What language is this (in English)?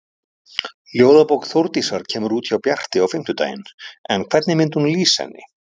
Icelandic